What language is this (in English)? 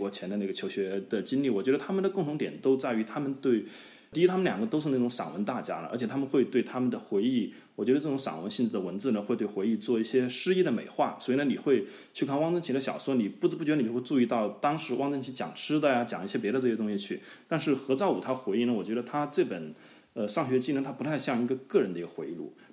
Chinese